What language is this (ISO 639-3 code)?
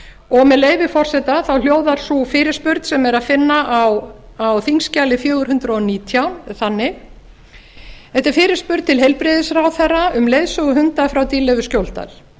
isl